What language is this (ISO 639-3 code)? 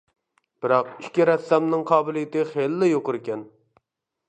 uig